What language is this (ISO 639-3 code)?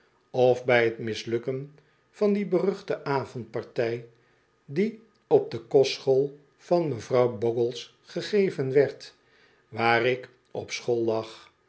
nld